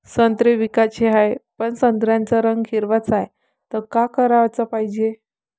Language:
Marathi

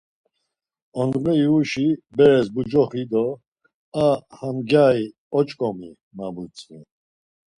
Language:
Laz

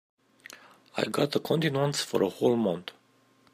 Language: English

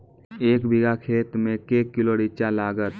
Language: Maithili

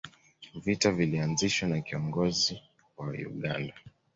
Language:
Swahili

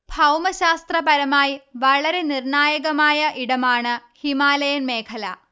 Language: Malayalam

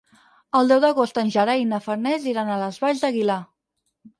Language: Catalan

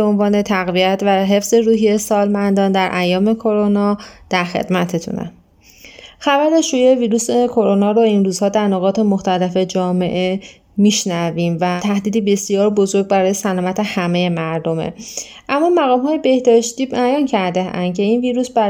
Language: Persian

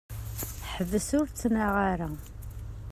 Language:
Kabyle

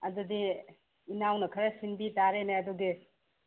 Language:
Manipuri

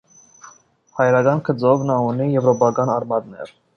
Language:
Armenian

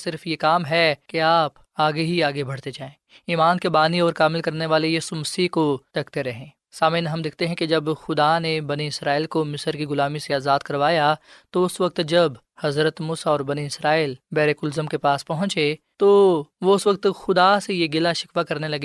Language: Urdu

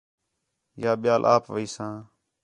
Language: Khetrani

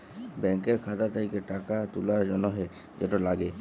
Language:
Bangla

